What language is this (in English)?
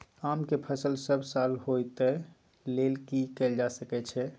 Maithili